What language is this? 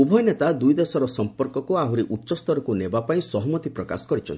Odia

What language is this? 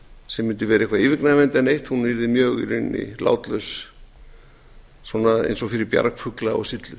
Icelandic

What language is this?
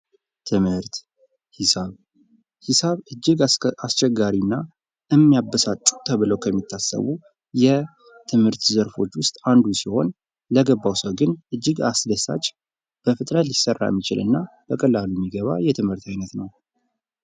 Amharic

